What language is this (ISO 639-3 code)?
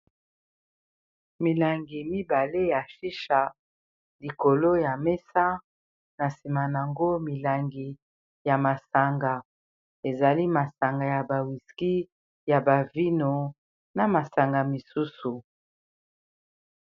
lin